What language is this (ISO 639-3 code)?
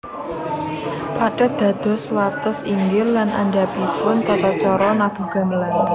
jav